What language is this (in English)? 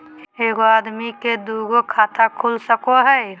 Magahi